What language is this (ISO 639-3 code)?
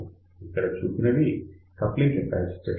tel